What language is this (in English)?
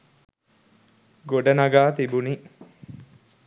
Sinhala